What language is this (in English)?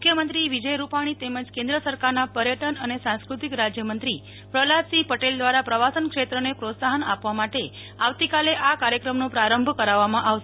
Gujarati